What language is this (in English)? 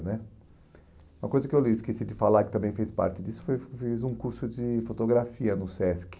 Portuguese